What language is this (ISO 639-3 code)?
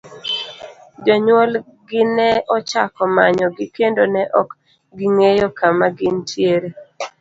luo